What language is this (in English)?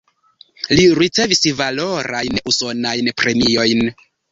Esperanto